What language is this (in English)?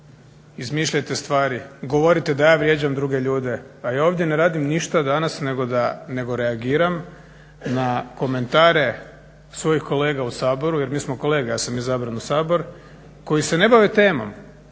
Croatian